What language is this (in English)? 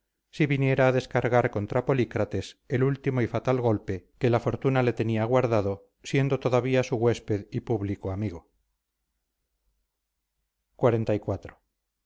Spanish